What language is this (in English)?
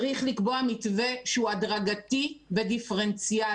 Hebrew